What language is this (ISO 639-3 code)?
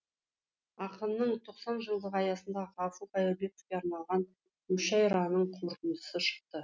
kaz